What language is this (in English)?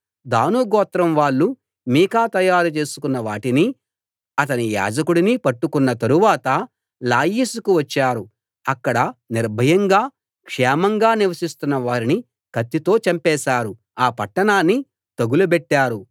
Telugu